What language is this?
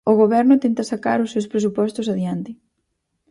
Galician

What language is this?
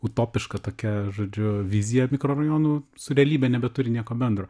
Lithuanian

